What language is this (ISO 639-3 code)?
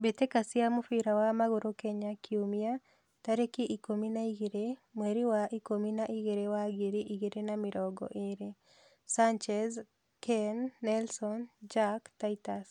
kik